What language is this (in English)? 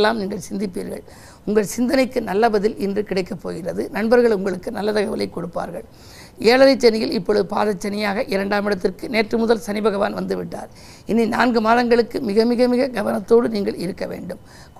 Tamil